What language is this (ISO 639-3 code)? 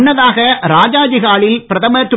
tam